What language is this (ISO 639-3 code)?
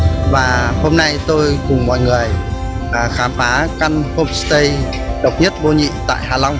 vie